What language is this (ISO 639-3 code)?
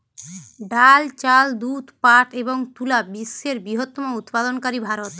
ben